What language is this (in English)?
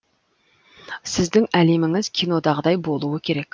Kazakh